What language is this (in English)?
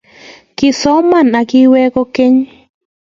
Kalenjin